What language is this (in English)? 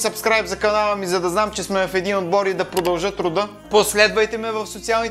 Bulgarian